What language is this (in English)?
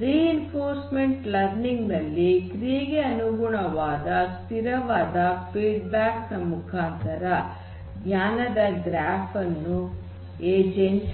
Kannada